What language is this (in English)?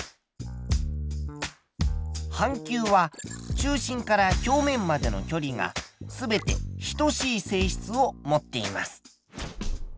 Japanese